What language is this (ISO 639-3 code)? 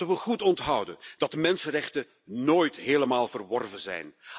nld